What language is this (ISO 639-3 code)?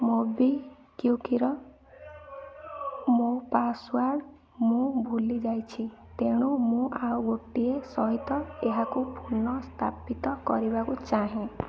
ori